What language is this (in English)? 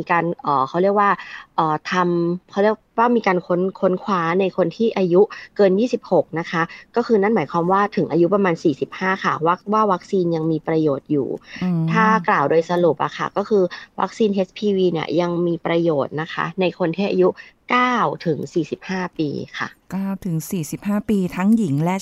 Thai